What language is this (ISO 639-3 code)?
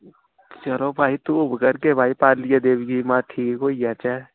doi